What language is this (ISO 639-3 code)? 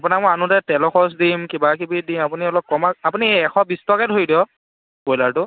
asm